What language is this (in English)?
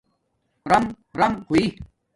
Domaaki